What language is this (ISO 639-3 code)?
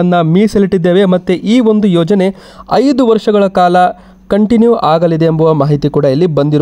kan